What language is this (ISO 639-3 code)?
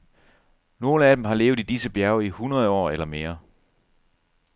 dan